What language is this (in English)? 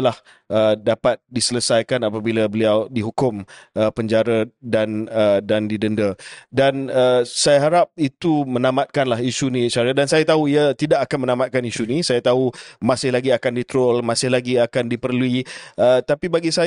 Malay